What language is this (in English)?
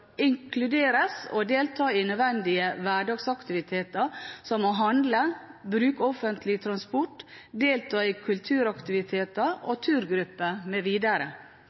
Norwegian Bokmål